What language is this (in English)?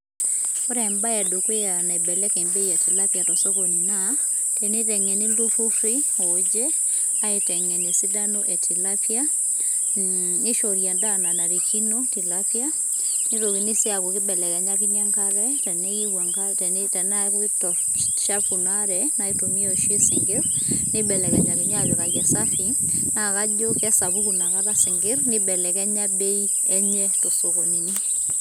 Masai